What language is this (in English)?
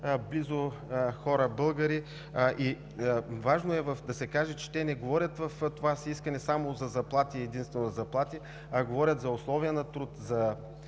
Bulgarian